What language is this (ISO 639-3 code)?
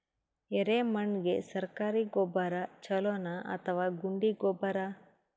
kan